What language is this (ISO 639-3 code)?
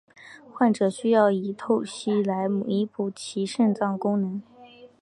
zho